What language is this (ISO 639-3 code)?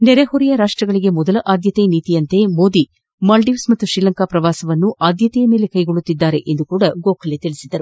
kan